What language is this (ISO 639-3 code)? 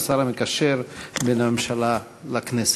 heb